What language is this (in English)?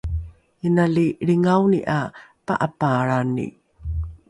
Rukai